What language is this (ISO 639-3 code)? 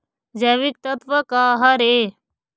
hne